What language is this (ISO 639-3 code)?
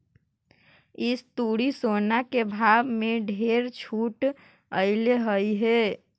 mag